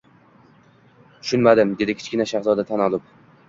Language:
Uzbek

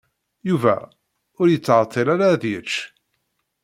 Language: Kabyle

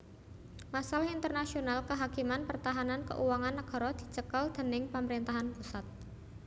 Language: Javanese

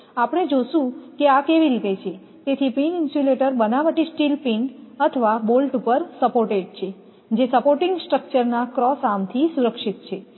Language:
Gujarati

